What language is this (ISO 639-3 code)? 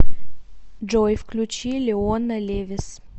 rus